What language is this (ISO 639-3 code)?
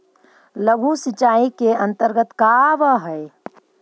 mag